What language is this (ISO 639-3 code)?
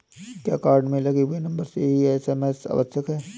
hin